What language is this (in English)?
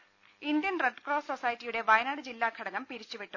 Malayalam